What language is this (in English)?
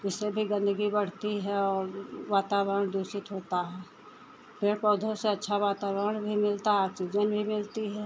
Hindi